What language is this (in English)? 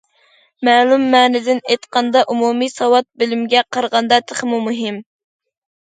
Uyghur